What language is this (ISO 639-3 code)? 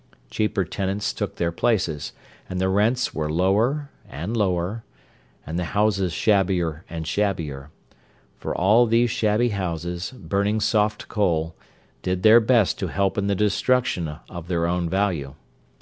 eng